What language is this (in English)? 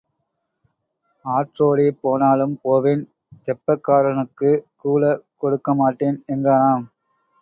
Tamil